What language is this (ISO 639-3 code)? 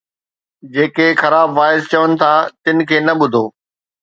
snd